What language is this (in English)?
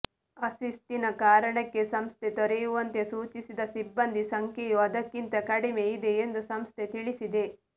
Kannada